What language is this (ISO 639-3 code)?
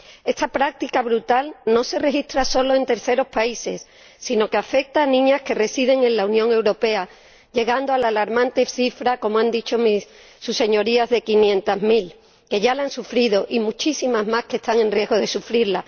spa